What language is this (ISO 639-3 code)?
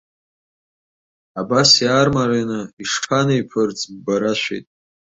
abk